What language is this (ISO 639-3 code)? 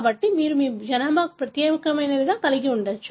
tel